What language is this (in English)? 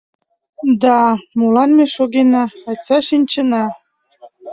Mari